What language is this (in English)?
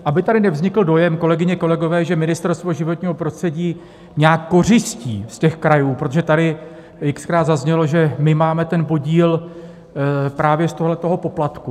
Czech